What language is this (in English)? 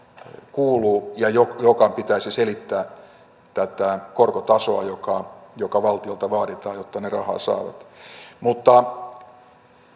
Finnish